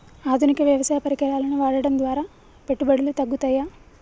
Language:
Telugu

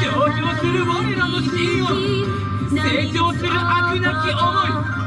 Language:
Japanese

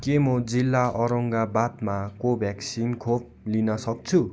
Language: Nepali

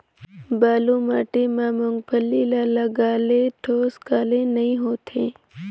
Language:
Chhattisgarhi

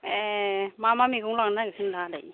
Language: Bodo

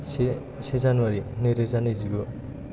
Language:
Bodo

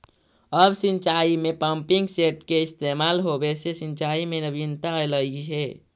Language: Magahi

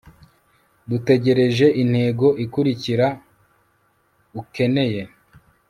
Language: Kinyarwanda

